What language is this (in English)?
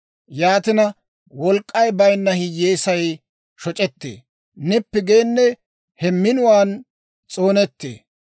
Dawro